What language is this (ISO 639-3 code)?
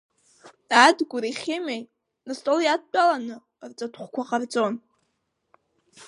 abk